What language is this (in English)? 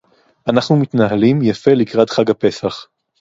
Hebrew